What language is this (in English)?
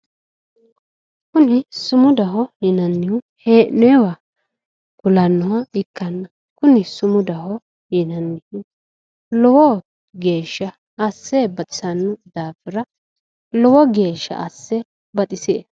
Sidamo